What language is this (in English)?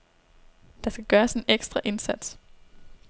Danish